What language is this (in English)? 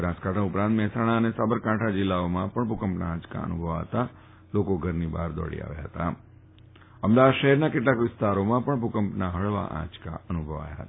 Gujarati